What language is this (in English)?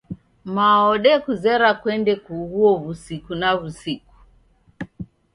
Taita